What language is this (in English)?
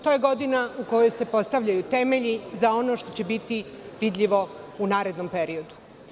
Serbian